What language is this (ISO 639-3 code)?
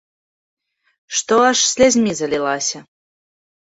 bel